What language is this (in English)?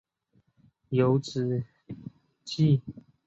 Chinese